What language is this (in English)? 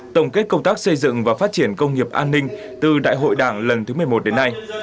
Vietnamese